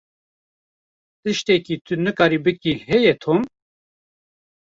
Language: Kurdish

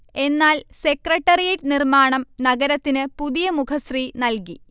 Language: Malayalam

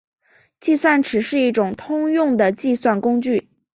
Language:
Chinese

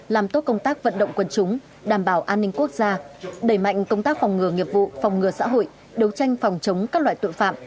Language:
Vietnamese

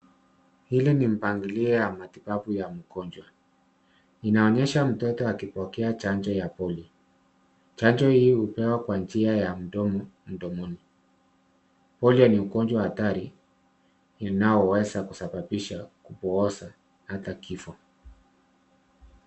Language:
Swahili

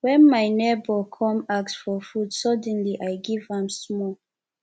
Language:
Nigerian Pidgin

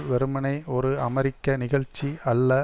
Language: Tamil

